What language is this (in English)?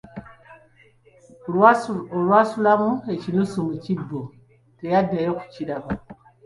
Ganda